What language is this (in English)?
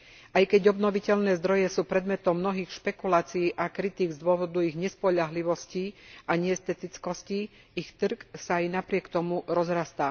Slovak